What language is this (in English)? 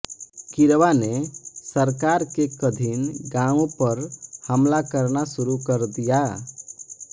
Hindi